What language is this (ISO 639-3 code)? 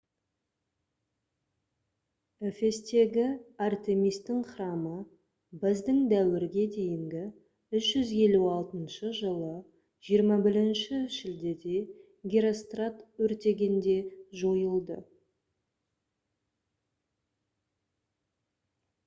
kaz